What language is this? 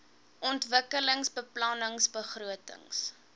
Afrikaans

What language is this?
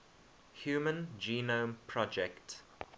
English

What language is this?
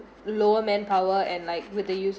English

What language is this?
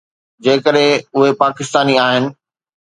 Sindhi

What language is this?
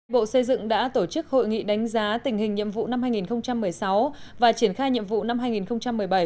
Vietnamese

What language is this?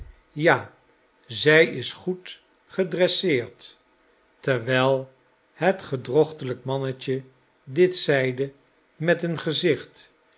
Dutch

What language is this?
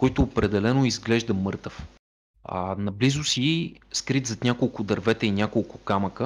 Bulgarian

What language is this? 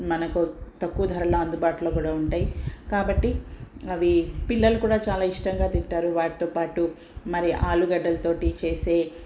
Telugu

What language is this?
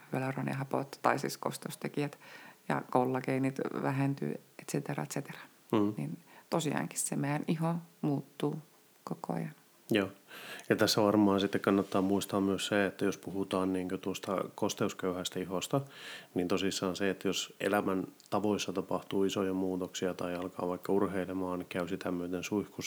Finnish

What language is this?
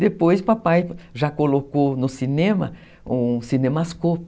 Portuguese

